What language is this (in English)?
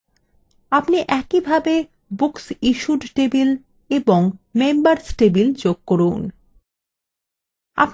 Bangla